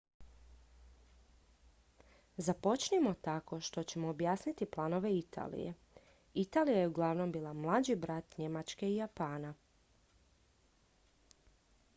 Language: Croatian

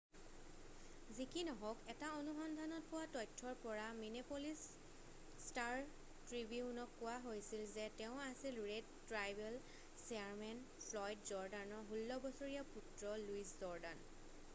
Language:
Assamese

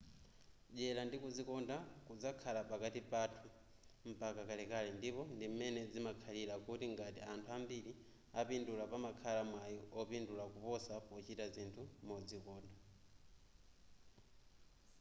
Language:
Nyanja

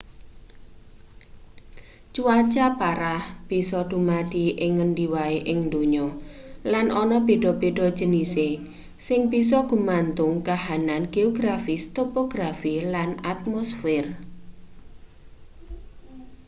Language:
Javanese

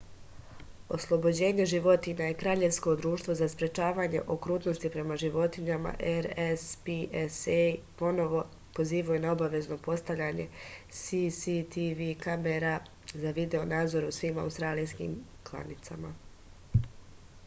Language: Serbian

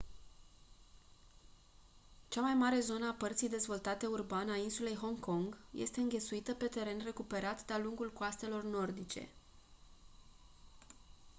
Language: Romanian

